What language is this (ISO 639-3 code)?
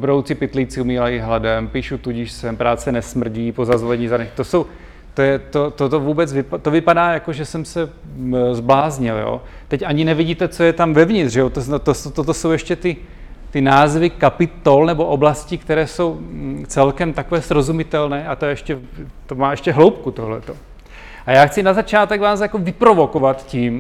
ces